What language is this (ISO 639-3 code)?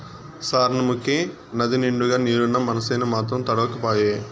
tel